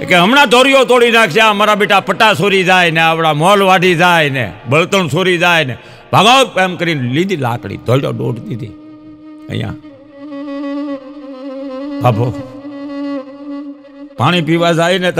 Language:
Gujarati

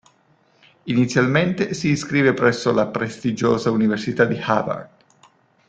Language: Italian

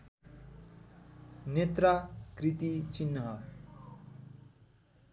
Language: Nepali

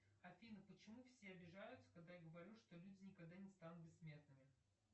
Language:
Russian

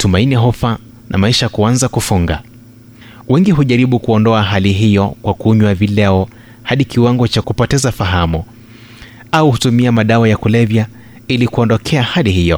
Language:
Swahili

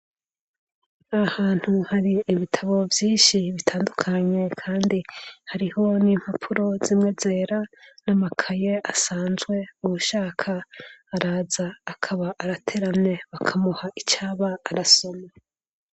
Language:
Rundi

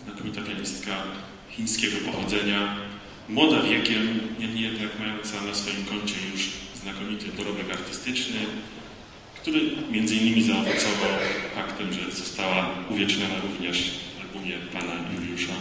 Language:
Polish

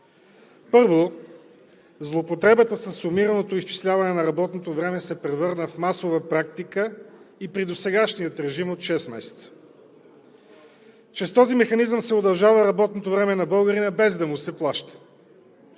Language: Bulgarian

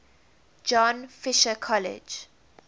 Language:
English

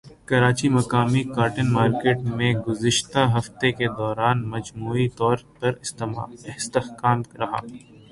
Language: Urdu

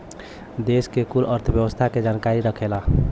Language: Bhojpuri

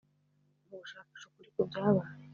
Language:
Kinyarwanda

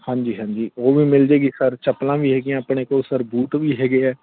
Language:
Punjabi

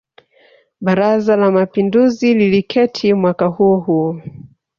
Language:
Swahili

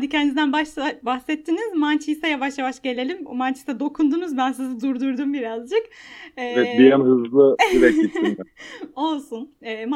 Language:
Turkish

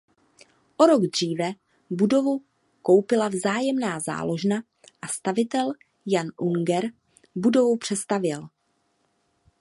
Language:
Czech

